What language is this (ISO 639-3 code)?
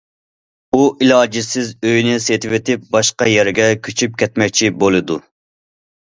uig